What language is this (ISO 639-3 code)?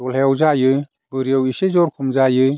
brx